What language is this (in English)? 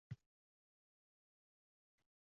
Uzbek